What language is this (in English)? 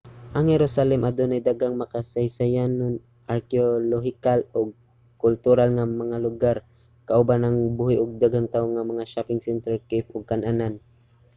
Cebuano